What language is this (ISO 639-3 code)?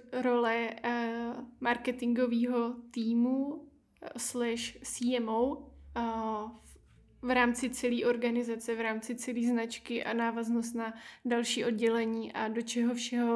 ces